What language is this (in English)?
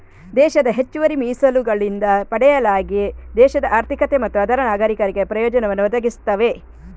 Kannada